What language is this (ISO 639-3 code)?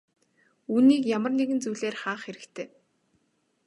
mon